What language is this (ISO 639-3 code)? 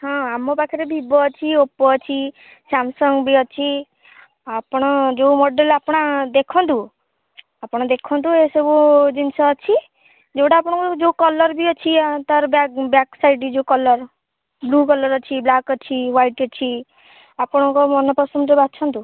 ori